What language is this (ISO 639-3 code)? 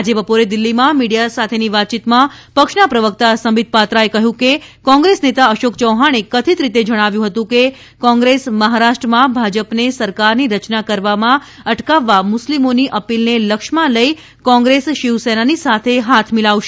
guj